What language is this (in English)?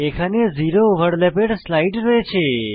Bangla